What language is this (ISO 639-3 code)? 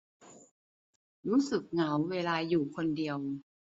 tha